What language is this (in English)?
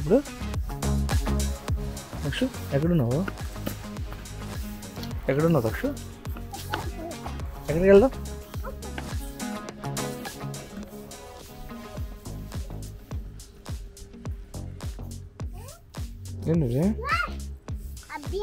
Arabic